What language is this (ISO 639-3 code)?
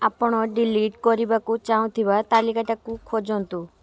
ori